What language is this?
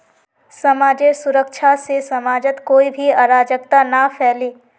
Magahi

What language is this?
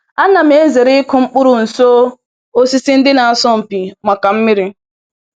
Igbo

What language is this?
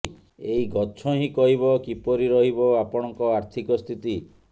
Odia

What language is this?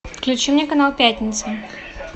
Russian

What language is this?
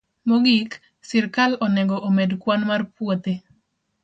Luo (Kenya and Tanzania)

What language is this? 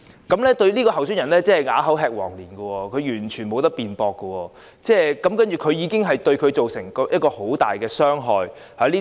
Cantonese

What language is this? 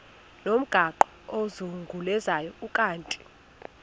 Xhosa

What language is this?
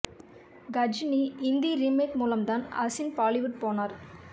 Tamil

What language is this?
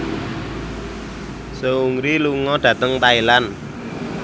Javanese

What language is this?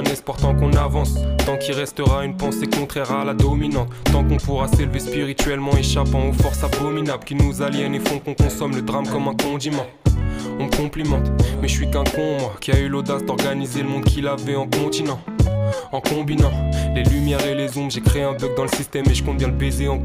French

